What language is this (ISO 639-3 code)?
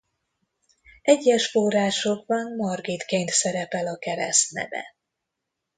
hun